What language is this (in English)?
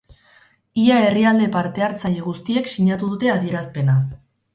Basque